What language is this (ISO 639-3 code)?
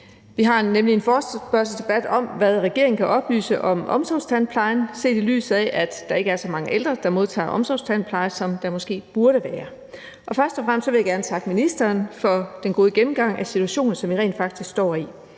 dan